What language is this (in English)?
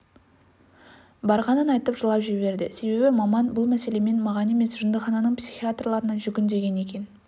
Kazakh